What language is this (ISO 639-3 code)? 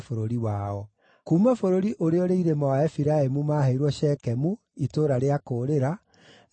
kik